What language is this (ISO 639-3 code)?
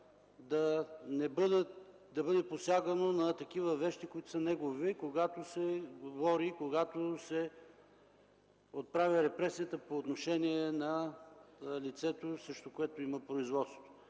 bul